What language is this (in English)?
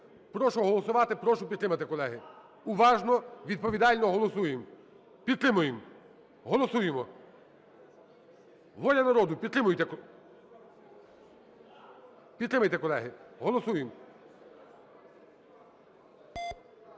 Ukrainian